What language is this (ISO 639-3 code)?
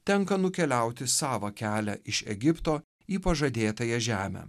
lit